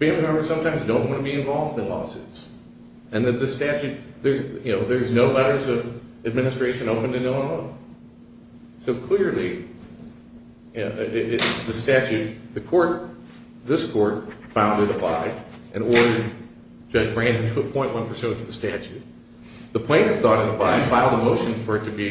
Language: English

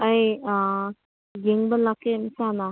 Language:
Manipuri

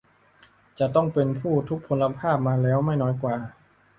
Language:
Thai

